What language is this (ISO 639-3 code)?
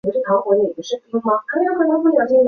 zho